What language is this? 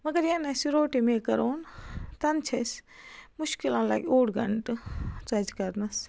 Kashmiri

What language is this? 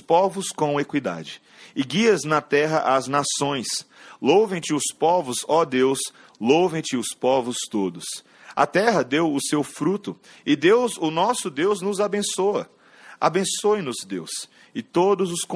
Portuguese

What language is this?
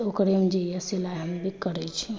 Maithili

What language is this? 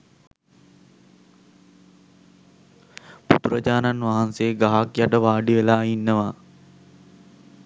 Sinhala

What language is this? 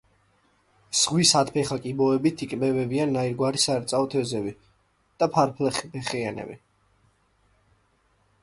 Georgian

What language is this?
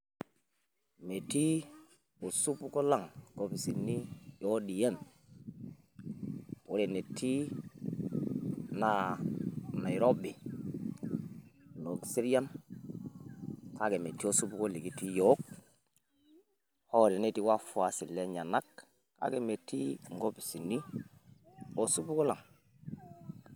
Masai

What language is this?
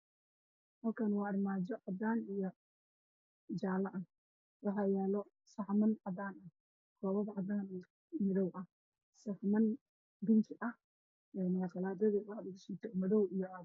Somali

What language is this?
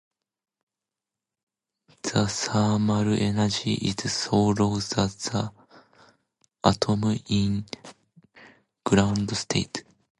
English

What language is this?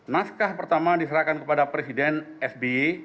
Indonesian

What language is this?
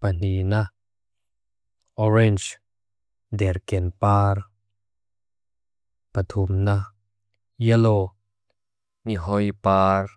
Mizo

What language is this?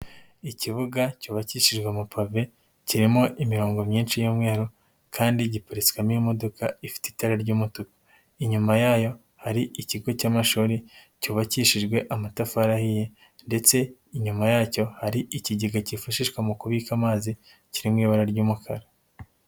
Kinyarwanda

